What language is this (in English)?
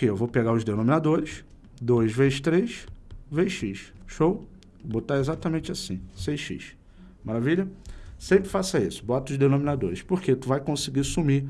Portuguese